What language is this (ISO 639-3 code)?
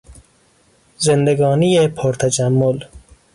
fas